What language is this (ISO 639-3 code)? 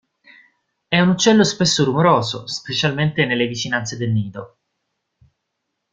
ita